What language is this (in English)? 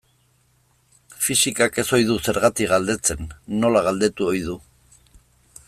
Basque